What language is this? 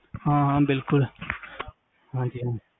Punjabi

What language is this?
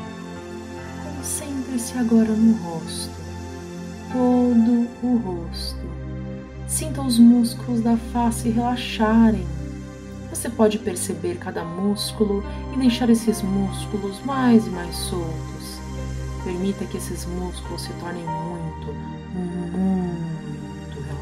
Portuguese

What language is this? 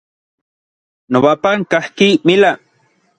Orizaba Nahuatl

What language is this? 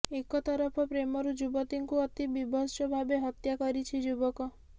Odia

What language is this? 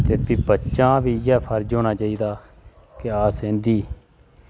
Dogri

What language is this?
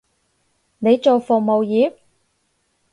Cantonese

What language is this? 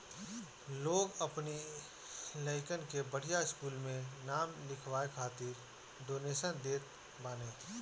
Bhojpuri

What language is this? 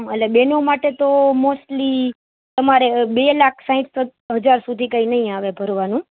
Gujarati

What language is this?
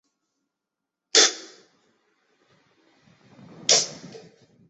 Chinese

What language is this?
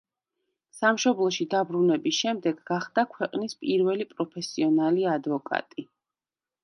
Georgian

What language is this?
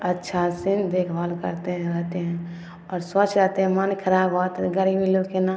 Maithili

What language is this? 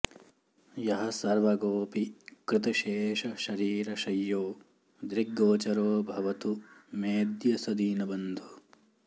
Sanskrit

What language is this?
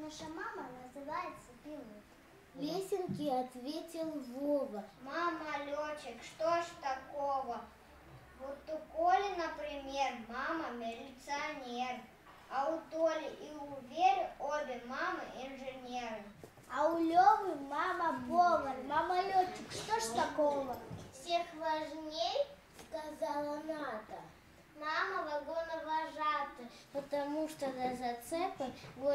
Russian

